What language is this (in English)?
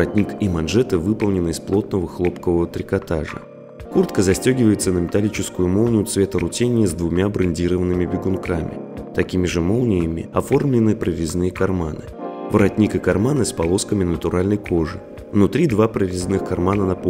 Russian